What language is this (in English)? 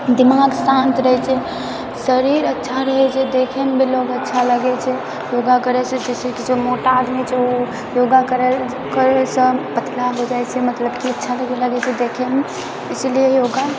Maithili